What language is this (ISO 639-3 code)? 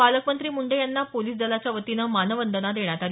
mar